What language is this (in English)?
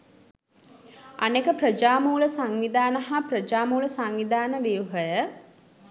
Sinhala